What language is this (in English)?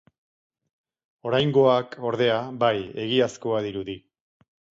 Basque